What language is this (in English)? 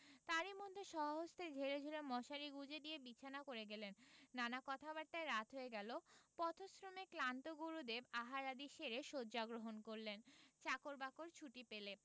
Bangla